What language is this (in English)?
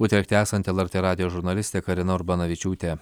Lithuanian